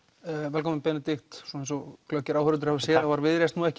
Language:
Icelandic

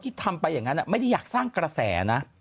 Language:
Thai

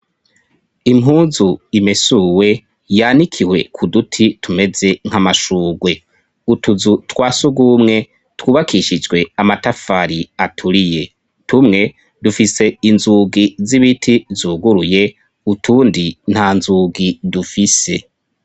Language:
Rundi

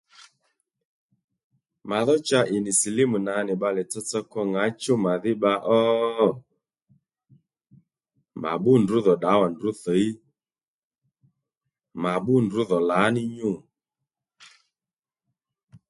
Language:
Lendu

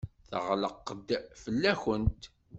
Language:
Kabyle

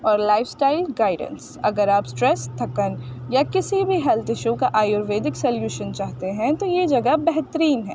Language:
Urdu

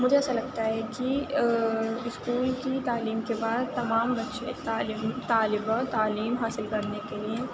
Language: Urdu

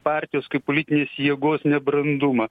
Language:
Lithuanian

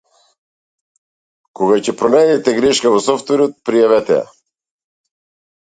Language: Macedonian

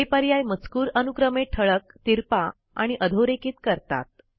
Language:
Marathi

